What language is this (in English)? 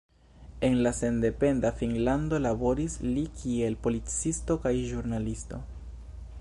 Esperanto